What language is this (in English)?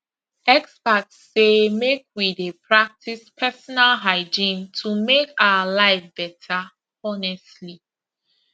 Nigerian Pidgin